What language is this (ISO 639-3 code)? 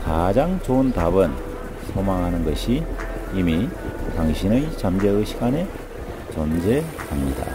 kor